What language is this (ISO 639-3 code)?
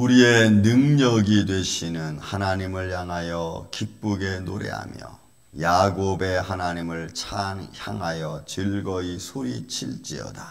kor